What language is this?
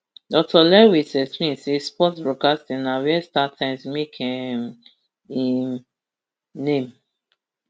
Nigerian Pidgin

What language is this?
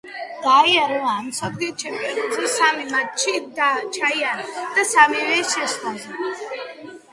Georgian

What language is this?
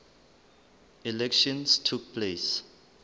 Southern Sotho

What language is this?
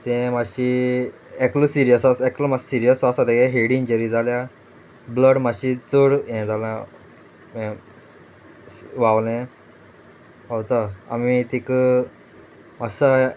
Konkani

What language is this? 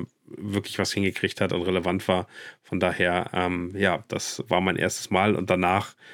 German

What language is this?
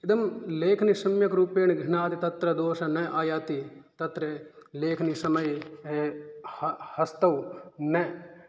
Sanskrit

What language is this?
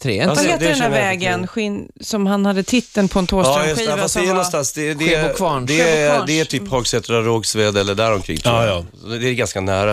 Swedish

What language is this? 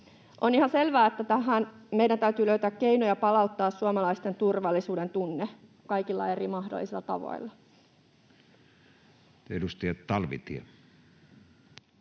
Finnish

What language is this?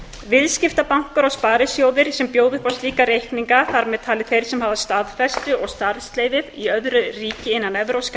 Icelandic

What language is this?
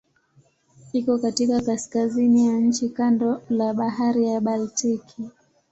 Swahili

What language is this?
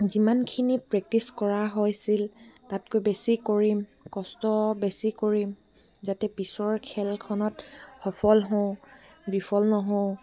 Assamese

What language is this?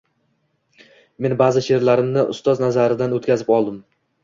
Uzbek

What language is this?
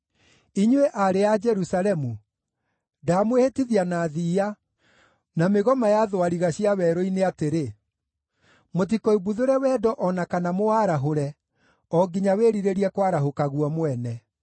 Kikuyu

